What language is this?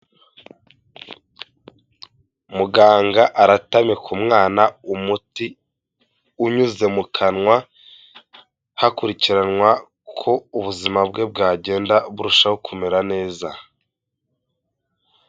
Kinyarwanda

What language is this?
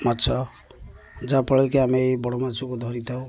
Odia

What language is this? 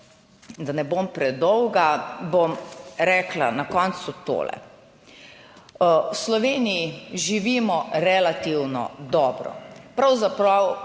Slovenian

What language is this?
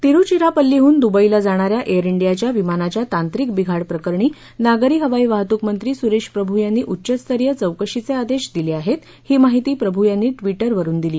Marathi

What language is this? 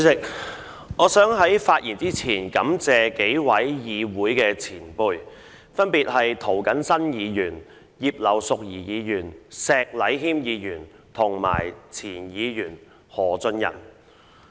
Cantonese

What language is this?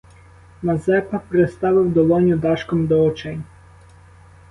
Ukrainian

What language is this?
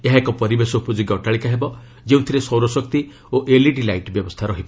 Odia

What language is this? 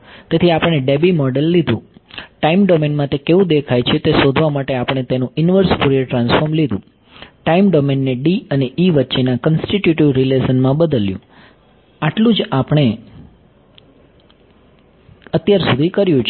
Gujarati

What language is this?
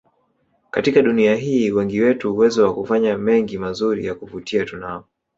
Swahili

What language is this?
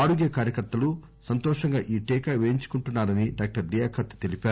Telugu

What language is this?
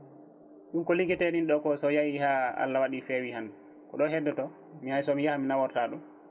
Fula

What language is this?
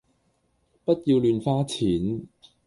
Cantonese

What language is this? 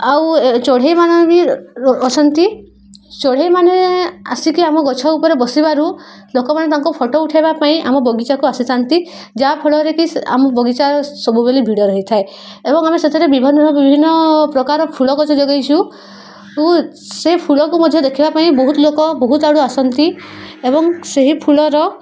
Odia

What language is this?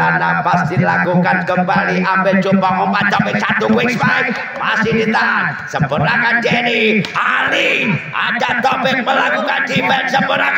Indonesian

